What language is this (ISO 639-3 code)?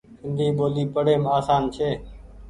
gig